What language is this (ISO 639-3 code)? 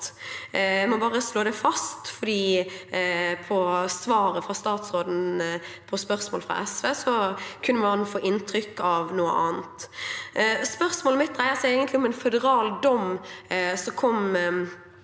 nor